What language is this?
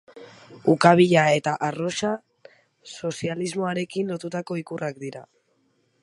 Basque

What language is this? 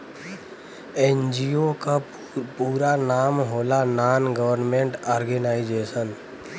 Bhojpuri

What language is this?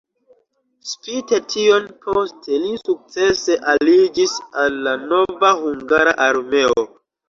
Esperanto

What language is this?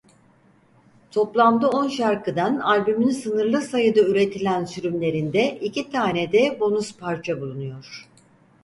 Turkish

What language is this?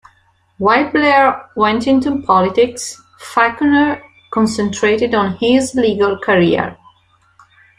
English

